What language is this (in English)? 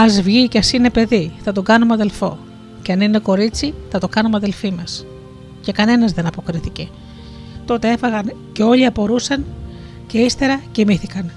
Greek